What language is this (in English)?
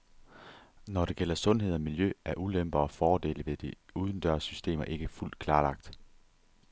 Danish